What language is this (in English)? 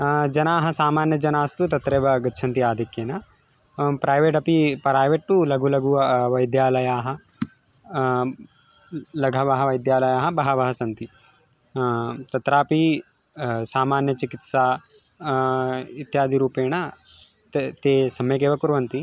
Sanskrit